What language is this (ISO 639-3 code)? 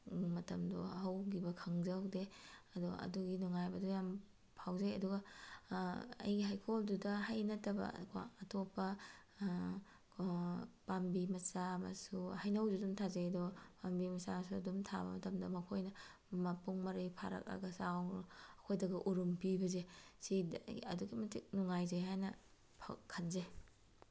mni